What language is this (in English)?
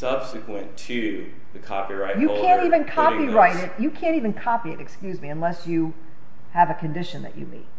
English